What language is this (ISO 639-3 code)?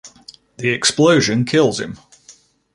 eng